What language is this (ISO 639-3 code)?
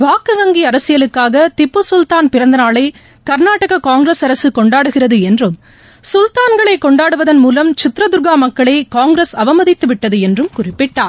tam